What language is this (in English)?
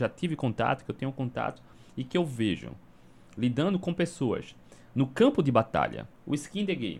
Portuguese